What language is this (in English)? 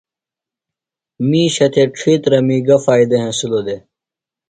Phalura